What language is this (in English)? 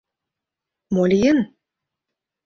Mari